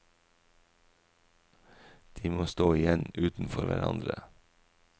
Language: Norwegian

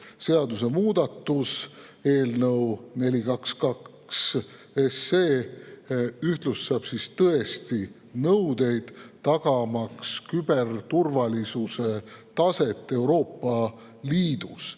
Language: Estonian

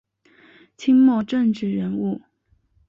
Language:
Chinese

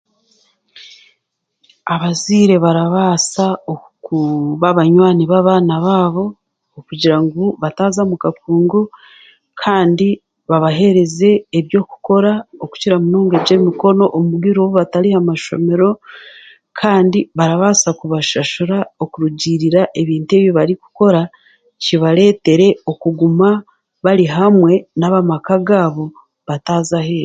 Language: Chiga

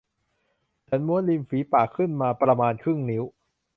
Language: Thai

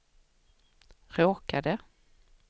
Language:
Swedish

